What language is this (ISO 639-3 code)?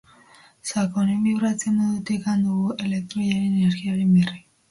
eus